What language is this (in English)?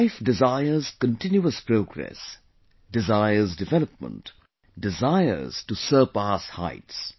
English